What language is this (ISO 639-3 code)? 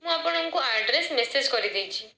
ori